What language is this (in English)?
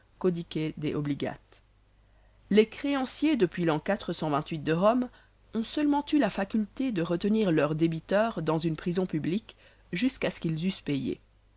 French